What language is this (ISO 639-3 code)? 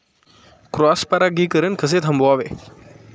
mar